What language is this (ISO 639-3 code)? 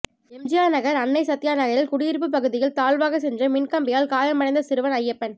tam